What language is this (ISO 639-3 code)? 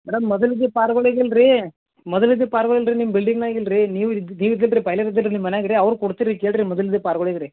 kan